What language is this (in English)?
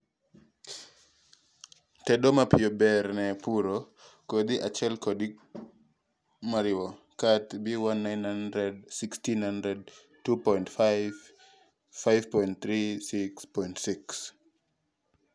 Luo (Kenya and Tanzania)